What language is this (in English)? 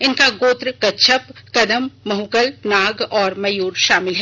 Hindi